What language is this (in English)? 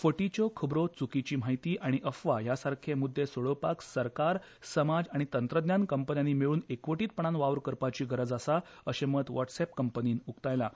Konkani